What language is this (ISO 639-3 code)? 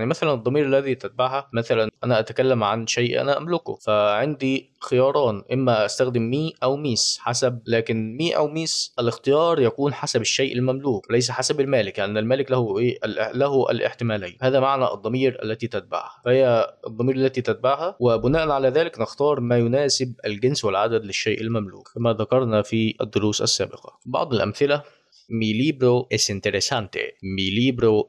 ara